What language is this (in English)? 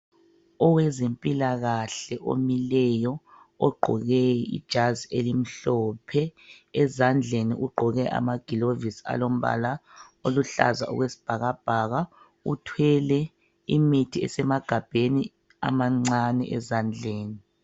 North Ndebele